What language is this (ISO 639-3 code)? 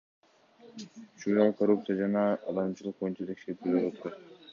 kir